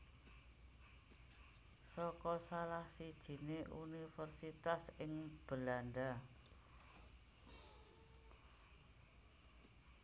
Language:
Javanese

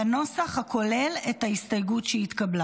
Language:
Hebrew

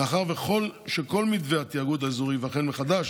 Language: Hebrew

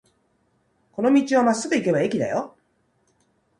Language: Japanese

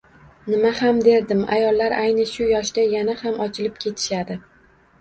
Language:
Uzbek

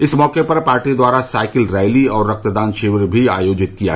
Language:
Hindi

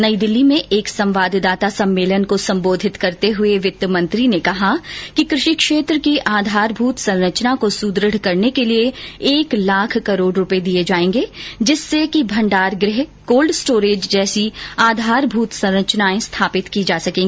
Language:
Hindi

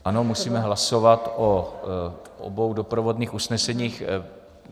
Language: Czech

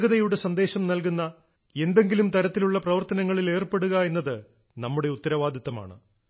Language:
Malayalam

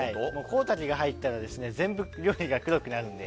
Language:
Japanese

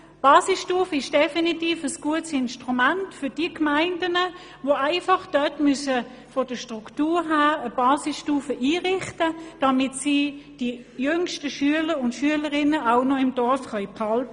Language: Swiss German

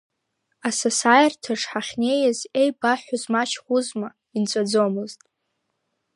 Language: Abkhazian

